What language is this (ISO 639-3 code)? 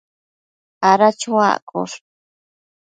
mcf